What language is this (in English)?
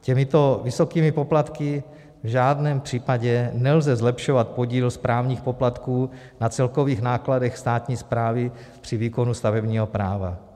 Czech